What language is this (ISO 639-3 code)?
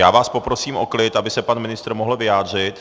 ces